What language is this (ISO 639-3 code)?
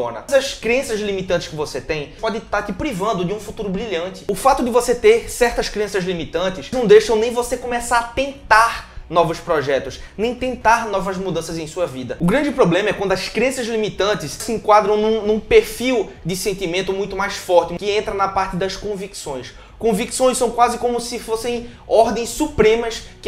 por